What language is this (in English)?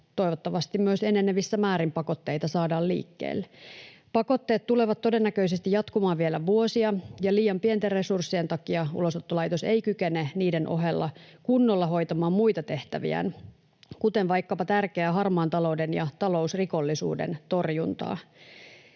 Finnish